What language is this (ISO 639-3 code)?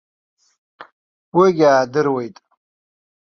abk